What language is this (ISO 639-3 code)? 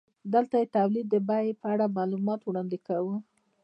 pus